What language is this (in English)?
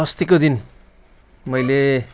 Nepali